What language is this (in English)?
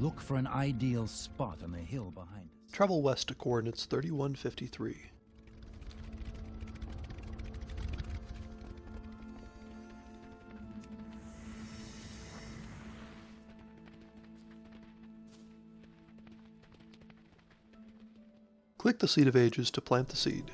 English